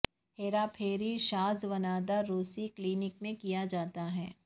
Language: Urdu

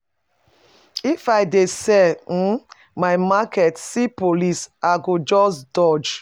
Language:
Nigerian Pidgin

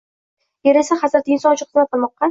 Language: Uzbek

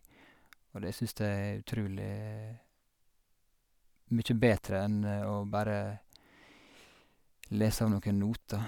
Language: Norwegian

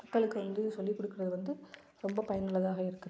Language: Tamil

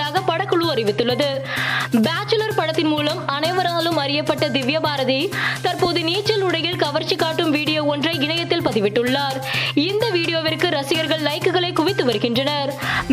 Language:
Tamil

